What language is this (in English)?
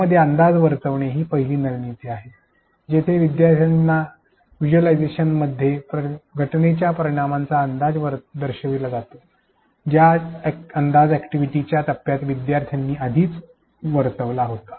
Marathi